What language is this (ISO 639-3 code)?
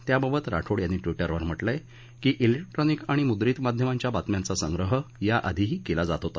mar